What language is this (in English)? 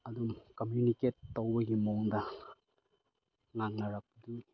Manipuri